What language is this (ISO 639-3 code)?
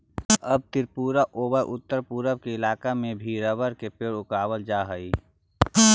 mag